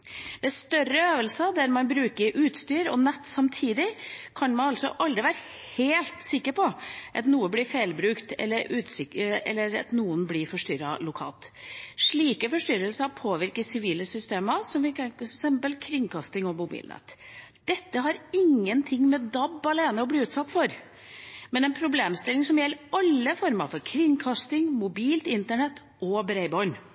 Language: Norwegian Bokmål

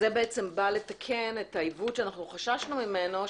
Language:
Hebrew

